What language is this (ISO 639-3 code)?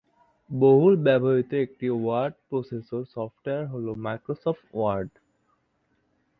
ben